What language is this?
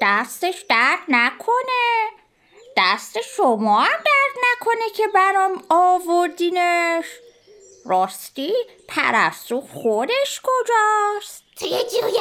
Persian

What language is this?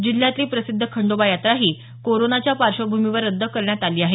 Marathi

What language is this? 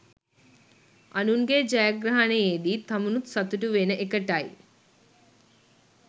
Sinhala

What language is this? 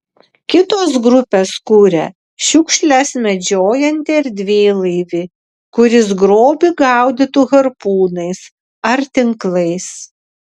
Lithuanian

